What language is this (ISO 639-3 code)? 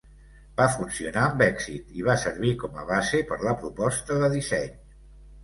cat